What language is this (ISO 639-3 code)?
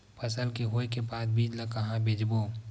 hne